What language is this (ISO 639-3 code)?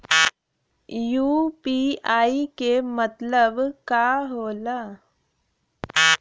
bho